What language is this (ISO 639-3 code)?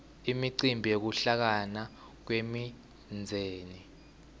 ssw